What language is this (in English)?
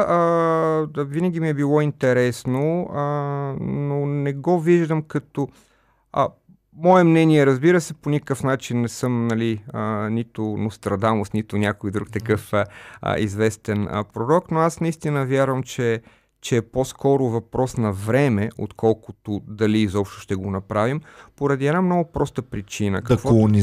Bulgarian